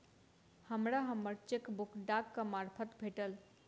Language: Maithili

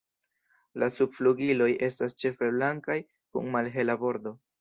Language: Esperanto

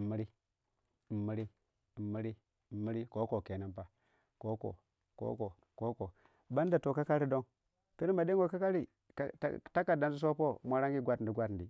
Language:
Waja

